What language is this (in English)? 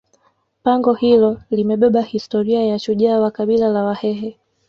Swahili